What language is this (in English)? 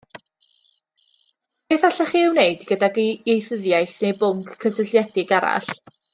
Welsh